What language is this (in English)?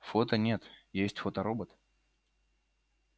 Russian